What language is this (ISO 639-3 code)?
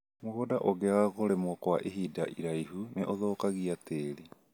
kik